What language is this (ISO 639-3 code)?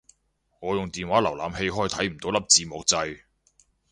yue